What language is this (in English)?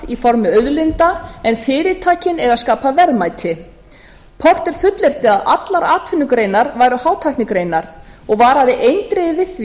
Icelandic